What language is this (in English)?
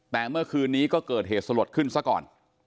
Thai